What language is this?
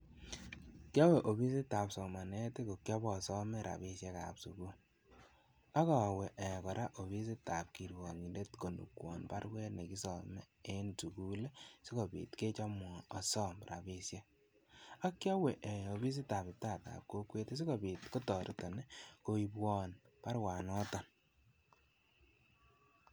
Kalenjin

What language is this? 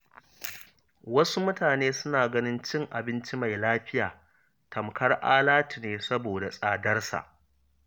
Hausa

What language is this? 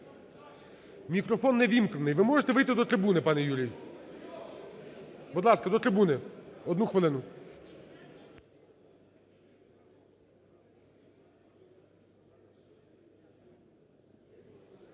Ukrainian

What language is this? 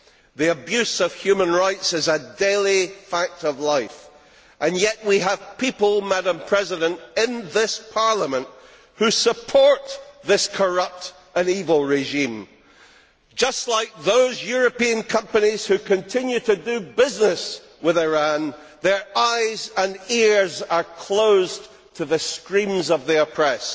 English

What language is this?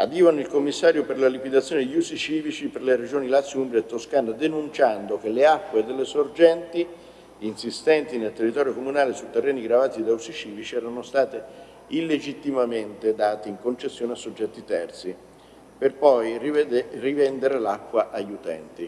Italian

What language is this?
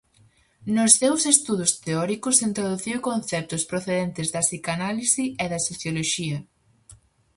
Galician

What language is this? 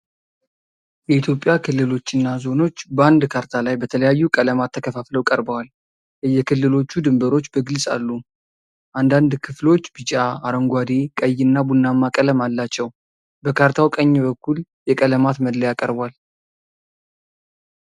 Amharic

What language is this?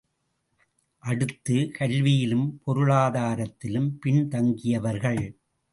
Tamil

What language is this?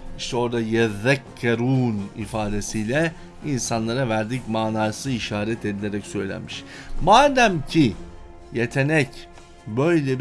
Turkish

